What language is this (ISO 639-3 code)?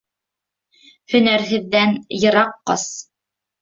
bak